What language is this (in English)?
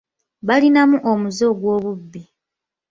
Ganda